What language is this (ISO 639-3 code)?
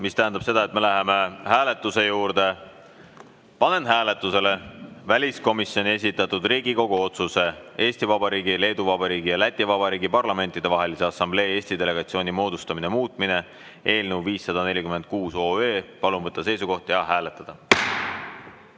est